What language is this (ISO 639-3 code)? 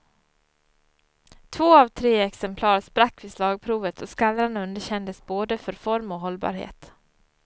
swe